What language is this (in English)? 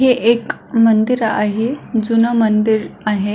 Marathi